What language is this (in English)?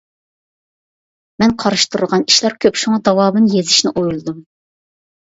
Uyghur